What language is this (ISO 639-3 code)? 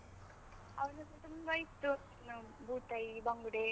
kan